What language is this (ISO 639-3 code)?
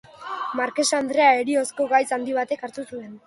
eus